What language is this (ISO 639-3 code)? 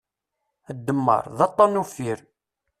kab